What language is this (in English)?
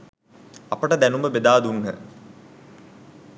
Sinhala